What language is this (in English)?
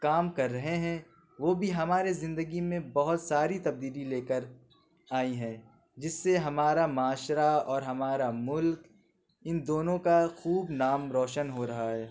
Urdu